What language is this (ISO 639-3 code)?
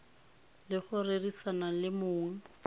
tsn